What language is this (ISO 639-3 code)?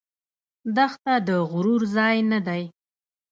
pus